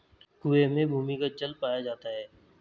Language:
Hindi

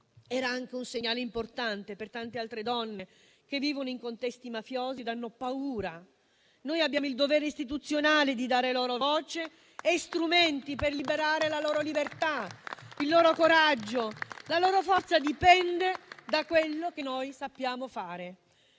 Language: Italian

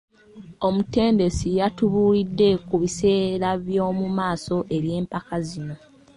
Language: Ganda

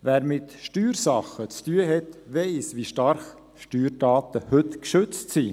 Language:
Swiss German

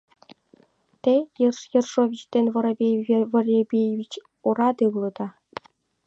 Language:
Mari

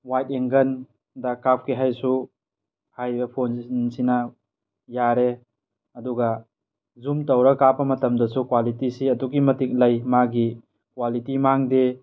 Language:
Manipuri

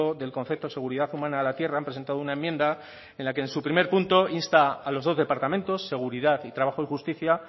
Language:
Spanish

